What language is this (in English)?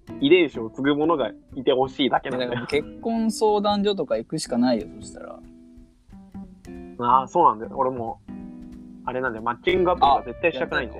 Japanese